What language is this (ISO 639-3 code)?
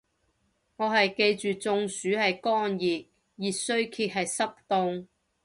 yue